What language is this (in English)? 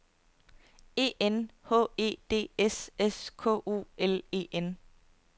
Danish